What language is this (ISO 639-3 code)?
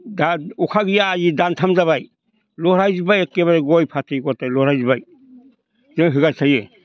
brx